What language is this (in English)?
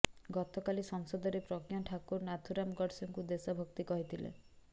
Odia